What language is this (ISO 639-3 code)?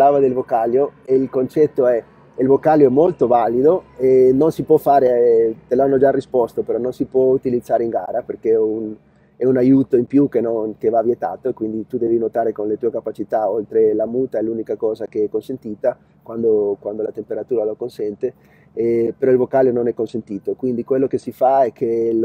ita